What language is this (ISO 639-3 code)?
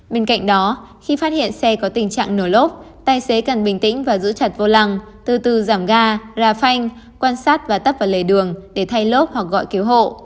vie